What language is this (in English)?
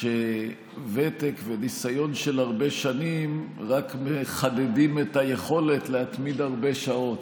Hebrew